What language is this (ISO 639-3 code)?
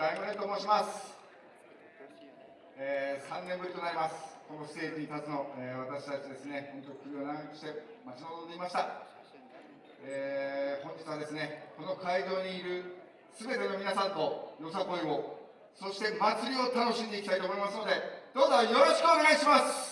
jpn